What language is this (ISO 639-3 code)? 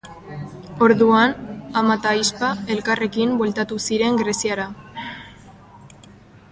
eus